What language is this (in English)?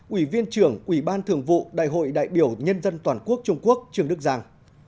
Vietnamese